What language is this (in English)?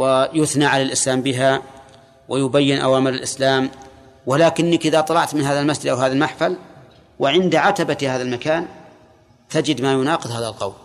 Arabic